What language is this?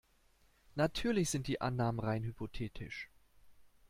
German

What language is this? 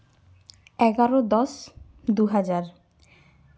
Santali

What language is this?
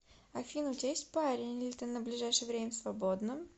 Russian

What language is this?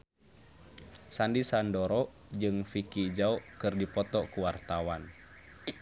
Sundanese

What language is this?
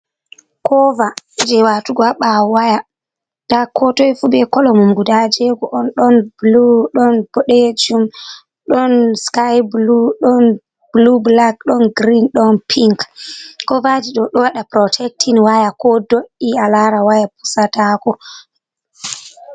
Fula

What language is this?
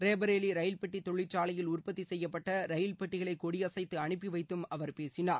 Tamil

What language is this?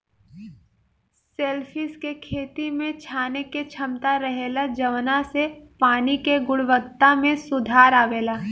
Bhojpuri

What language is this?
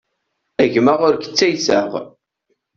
Kabyle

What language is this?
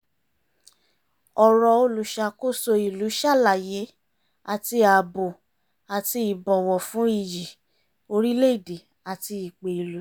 Yoruba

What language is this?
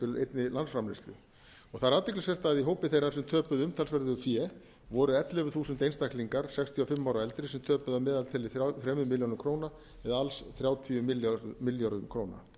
Icelandic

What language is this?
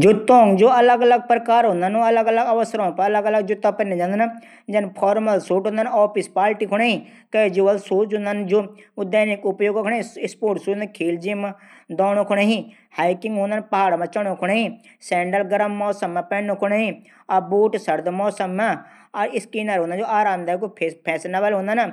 Garhwali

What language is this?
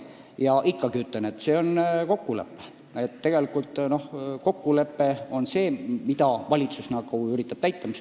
Estonian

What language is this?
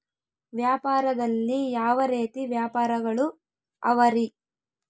Kannada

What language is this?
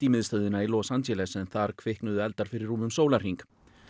Icelandic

